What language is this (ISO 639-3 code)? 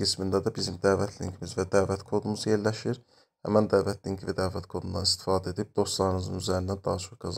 tur